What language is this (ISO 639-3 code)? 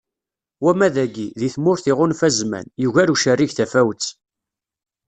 kab